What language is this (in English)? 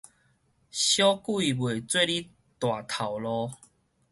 Min Nan Chinese